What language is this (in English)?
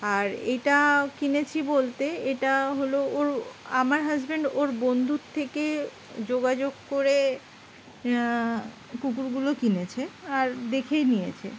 Bangla